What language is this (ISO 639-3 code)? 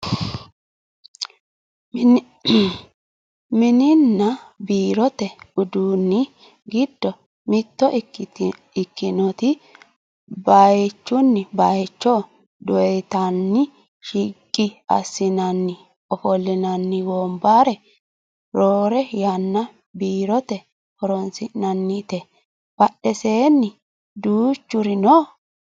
sid